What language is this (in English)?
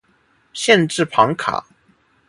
Chinese